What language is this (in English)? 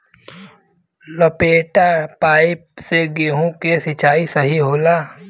Bhojpuri